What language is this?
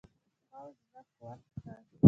Pashto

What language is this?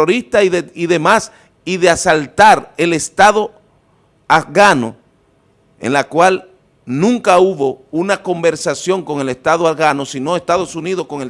Spanish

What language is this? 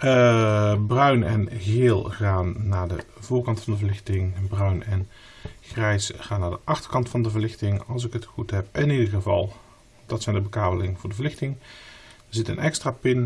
Dutch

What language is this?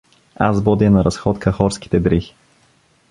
Bulgarian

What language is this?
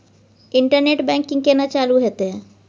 Maithili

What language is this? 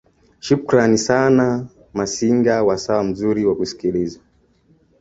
Swahili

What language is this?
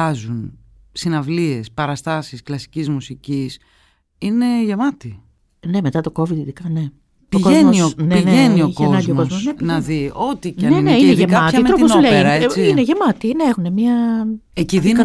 Greek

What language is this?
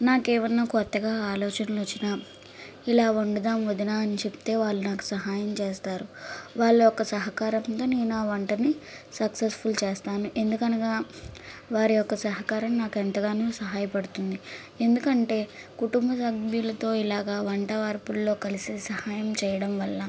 Telugu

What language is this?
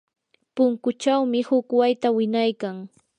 Yanahuanca Pasco Quechua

